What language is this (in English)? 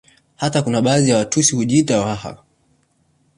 Swahili